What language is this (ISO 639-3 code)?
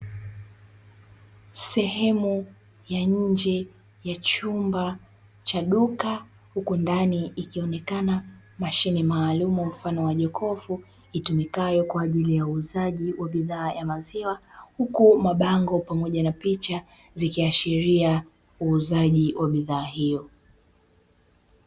swa